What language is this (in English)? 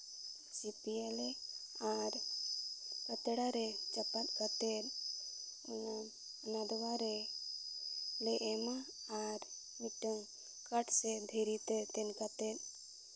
Santali